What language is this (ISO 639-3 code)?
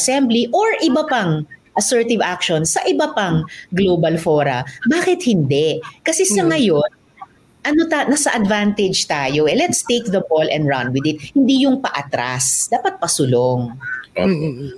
fil